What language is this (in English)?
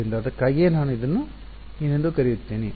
Kannada